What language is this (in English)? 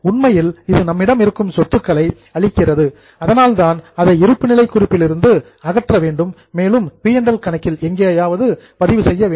Tamil